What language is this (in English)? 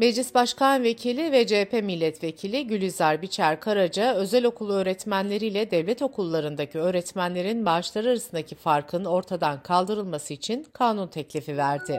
Turkish